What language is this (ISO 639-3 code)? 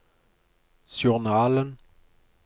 nor